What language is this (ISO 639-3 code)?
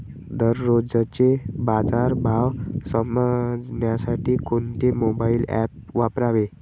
mar